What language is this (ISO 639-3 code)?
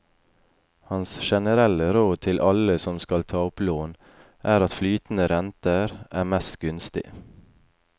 nor